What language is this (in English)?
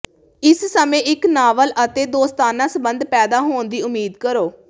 Punjabi